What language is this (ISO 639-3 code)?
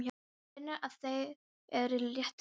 isl